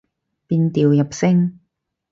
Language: Cantonese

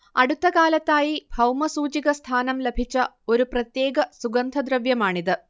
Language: Malayalam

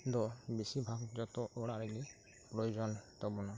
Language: Santali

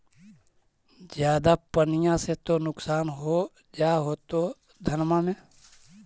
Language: Magahi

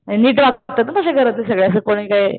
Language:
Marathi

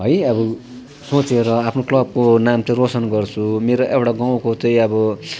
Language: Nepali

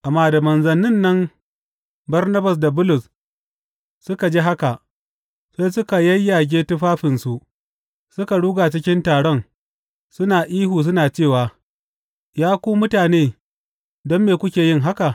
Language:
Hausa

